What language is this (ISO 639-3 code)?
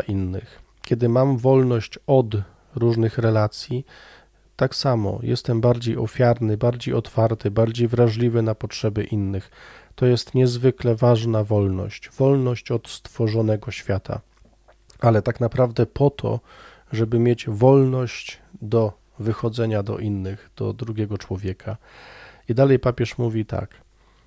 pol